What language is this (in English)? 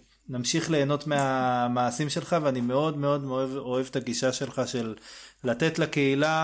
Hebrew